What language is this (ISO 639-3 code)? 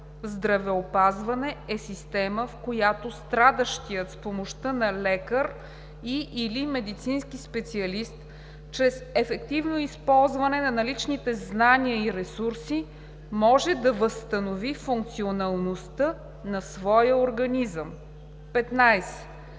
bul